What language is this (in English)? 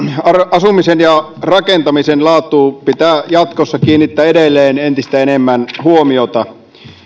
Finnish